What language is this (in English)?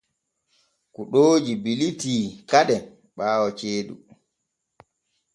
Borgu Fulfulde